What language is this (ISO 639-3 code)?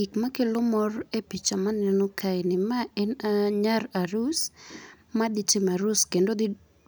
luo